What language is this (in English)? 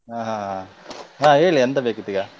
Kannada